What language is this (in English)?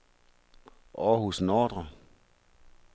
Danish